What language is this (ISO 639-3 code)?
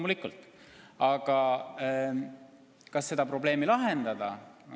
est